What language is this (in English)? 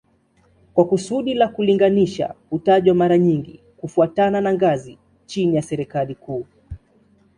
Swahili